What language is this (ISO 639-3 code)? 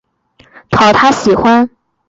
zho